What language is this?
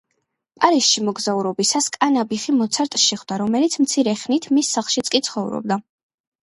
Georgian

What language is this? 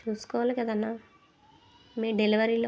Telugu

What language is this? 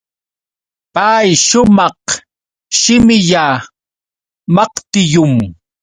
Yauyos Quechua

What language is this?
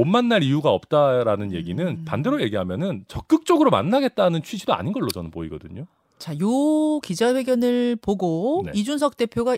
Korean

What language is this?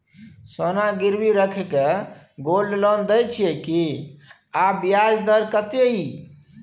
Maithili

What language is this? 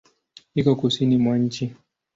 Swahili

